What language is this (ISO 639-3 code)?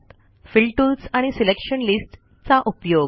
mar